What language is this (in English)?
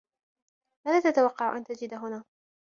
Arabic